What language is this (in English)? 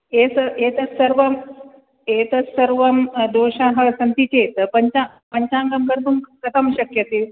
Sanskrit